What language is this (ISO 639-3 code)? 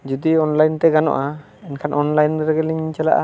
sat